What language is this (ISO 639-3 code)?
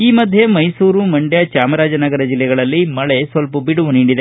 kan